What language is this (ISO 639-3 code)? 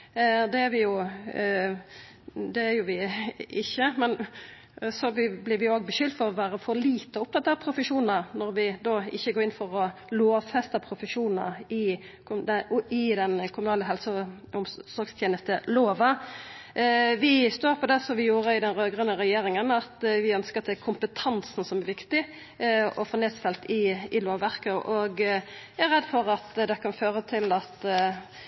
nno